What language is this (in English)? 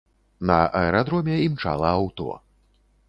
Belarusian